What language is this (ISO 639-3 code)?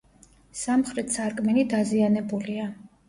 kat